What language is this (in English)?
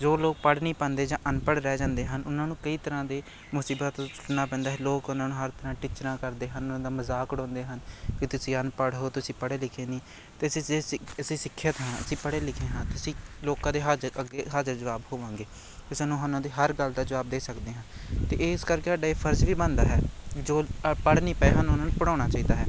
Punjabi